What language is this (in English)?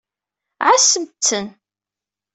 Kabyle